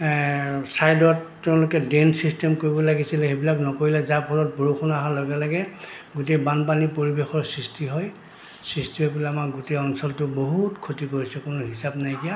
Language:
Assamese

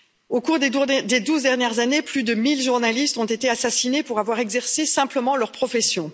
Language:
French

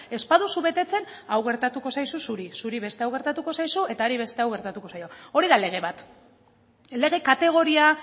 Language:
Basque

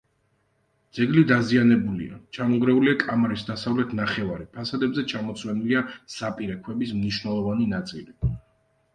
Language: Georgian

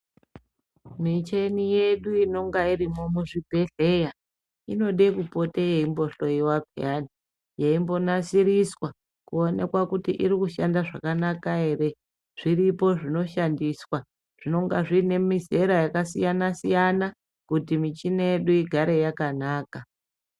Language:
Ndau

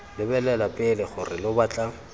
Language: Tswana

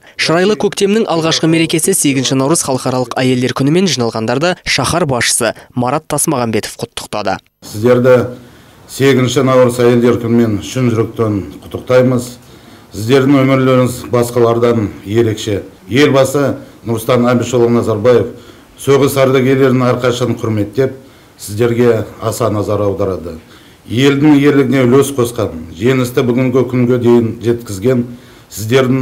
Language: Russian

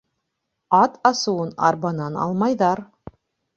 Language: Bashkir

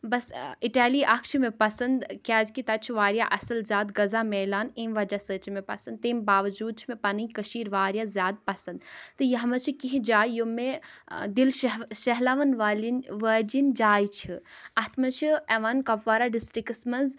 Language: Kashmiri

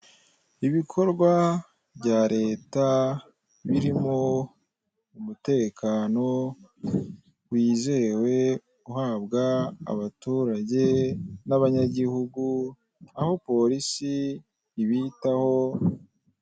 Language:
Kinyarwanda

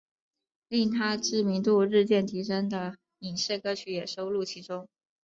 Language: Chinese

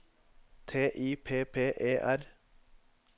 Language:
Norwegian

